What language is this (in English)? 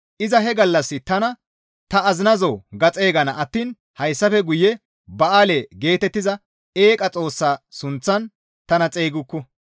Gamo